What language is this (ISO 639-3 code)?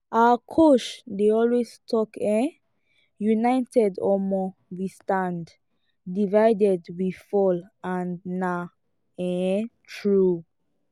pcm